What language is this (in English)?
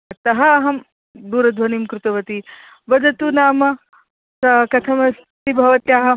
Sanskrit